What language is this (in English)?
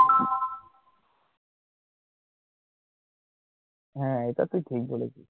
Bangla